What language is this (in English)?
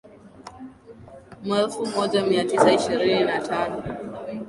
Swahili